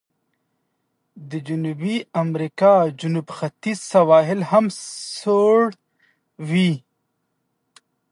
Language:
Pashto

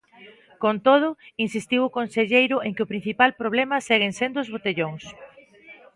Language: Galician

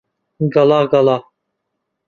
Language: Central Kurdish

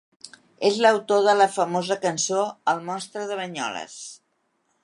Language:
Catalan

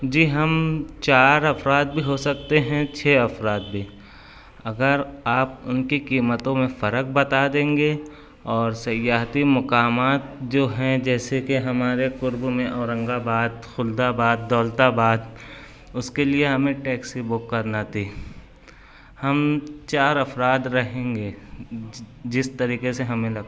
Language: Urdu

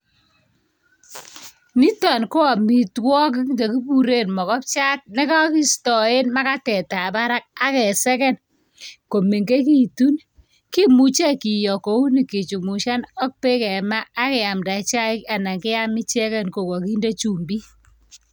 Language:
Kalenjin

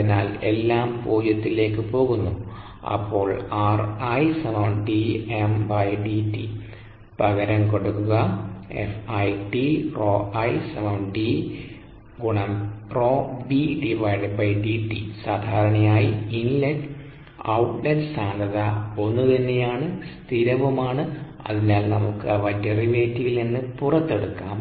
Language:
Malayalam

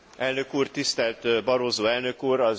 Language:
Hungarian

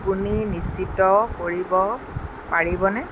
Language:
Assamese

